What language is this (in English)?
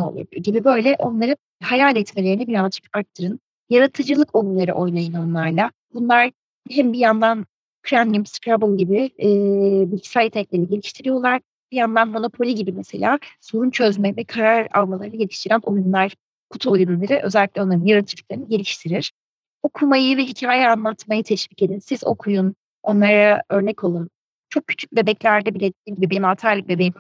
Turkish